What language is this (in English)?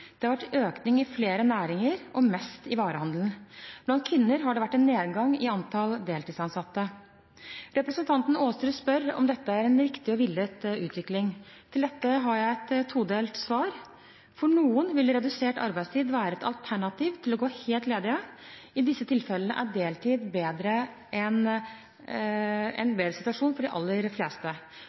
Norwegian Bokmål